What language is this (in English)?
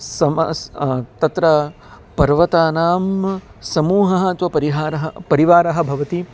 Sanskrit